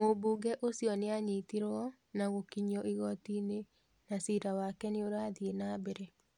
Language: Kikuyu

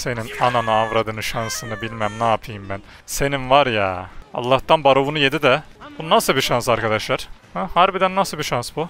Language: Turkish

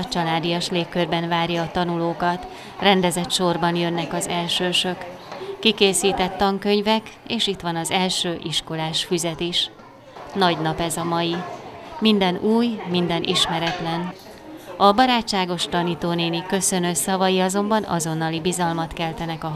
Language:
Hungarian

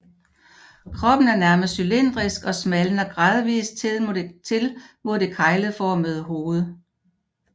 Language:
Danish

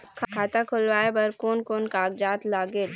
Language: Chhattisgarhi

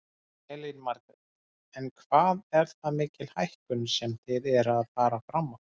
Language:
Icelandic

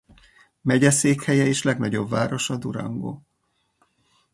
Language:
Hungarian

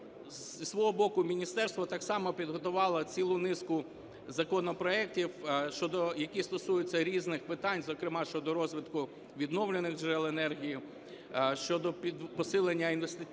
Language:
Ukrainian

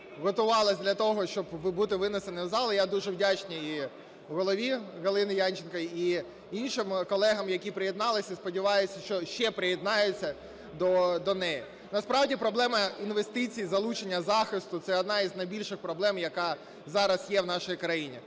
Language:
Ukrainian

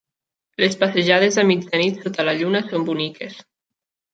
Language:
Catalan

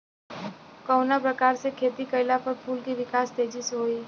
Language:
Bhojpuri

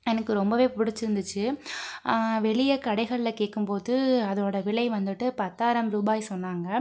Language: Tamil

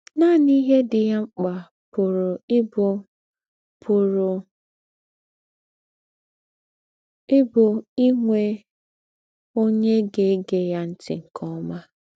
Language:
Igbo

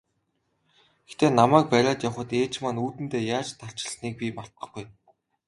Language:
Mongolian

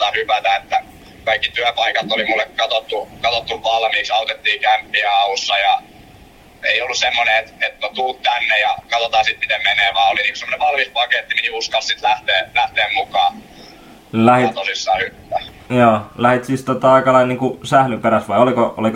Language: Finnish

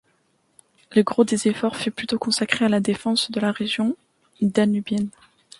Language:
French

